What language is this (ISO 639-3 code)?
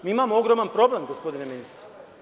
srp